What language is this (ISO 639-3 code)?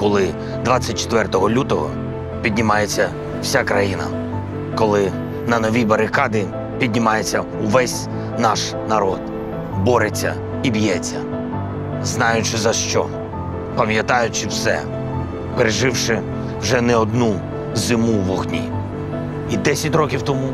ukr